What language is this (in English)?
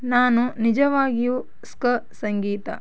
Kannada